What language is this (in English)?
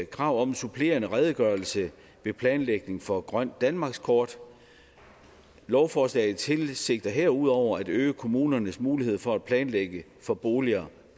Danish